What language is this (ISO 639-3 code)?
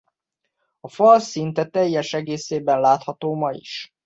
hun